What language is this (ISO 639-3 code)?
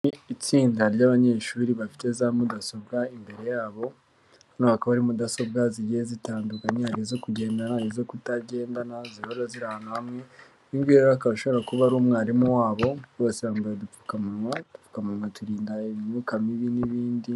kin